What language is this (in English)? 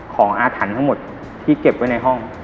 Thai